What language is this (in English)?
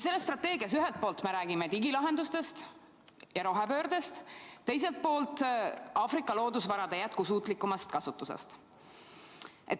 Estonian